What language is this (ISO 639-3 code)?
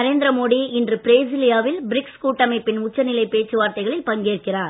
tam